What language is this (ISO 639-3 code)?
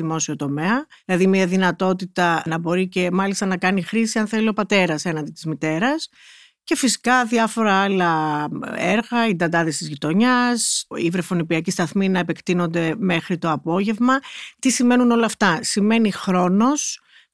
ell